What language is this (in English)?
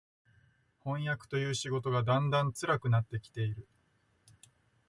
Japanese